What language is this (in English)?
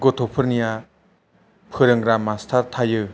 Bodo